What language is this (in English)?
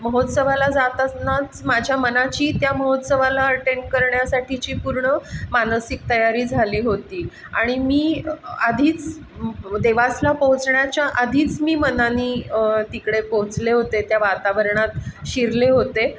Marathi